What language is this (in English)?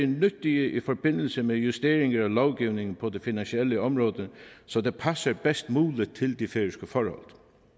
Danish